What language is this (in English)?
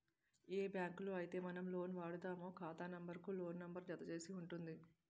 Telugu